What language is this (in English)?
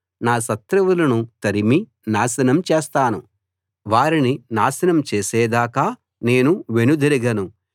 Telugu